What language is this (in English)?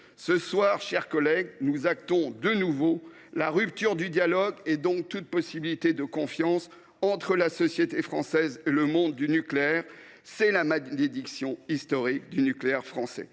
French